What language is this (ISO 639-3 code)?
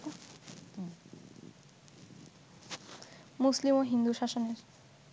ben